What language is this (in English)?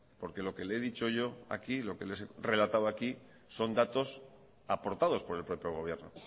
Spanish